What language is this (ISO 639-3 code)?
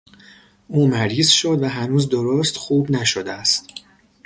fas